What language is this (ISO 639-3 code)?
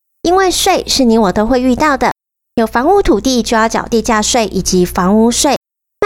zho